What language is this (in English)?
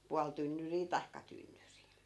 Finnish